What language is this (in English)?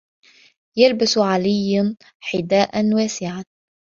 Arabic